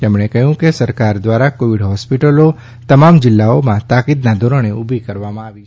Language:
Gujarati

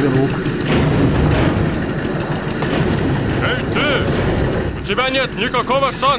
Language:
German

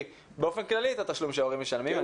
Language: Hebrew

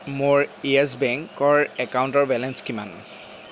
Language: Assamese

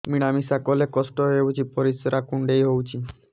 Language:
Odia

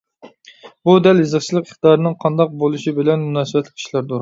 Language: Uyghur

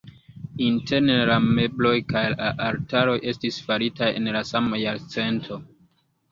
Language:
Esperanto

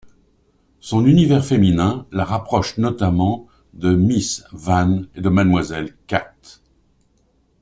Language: French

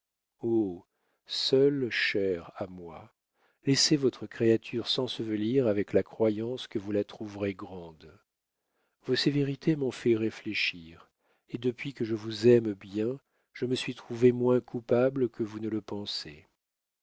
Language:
French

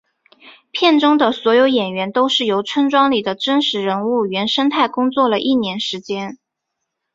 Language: Chinese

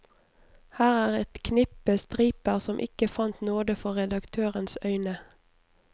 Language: Norwegian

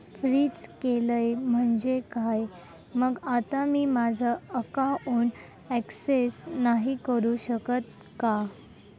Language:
Marathi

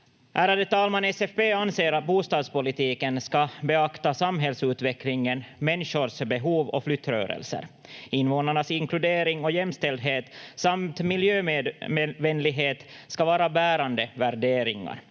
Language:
Finnish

